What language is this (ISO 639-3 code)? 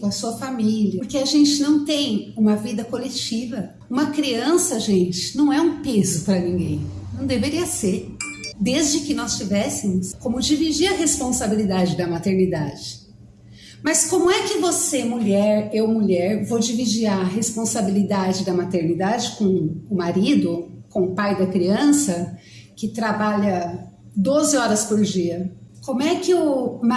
por